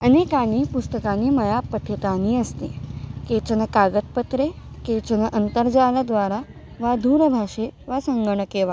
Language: Sanskrit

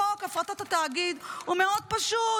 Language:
Hebrew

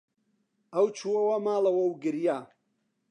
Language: Central Kurdish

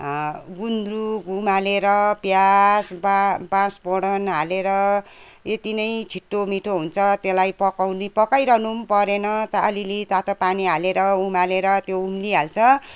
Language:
Nepali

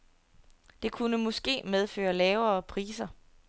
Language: Danish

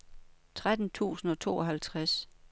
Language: Danish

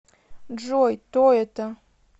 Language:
Russian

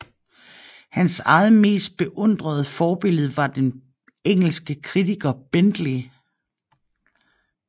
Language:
Danish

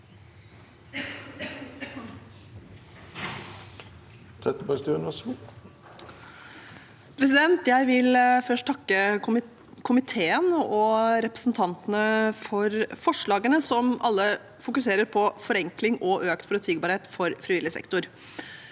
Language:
Norwegian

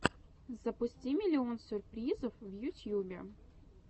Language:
Russian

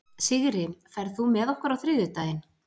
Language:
Icelandic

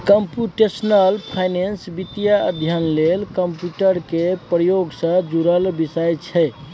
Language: Maithili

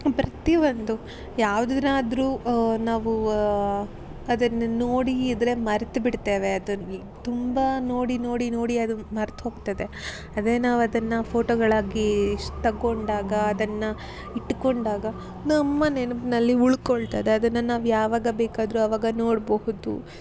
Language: Kannada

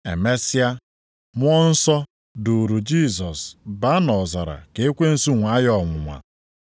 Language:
Igbo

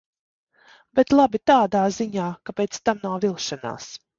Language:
Latvian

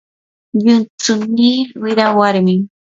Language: Yanahuanca Pasco Quechua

